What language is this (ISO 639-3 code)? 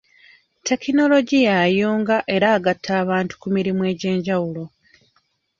lug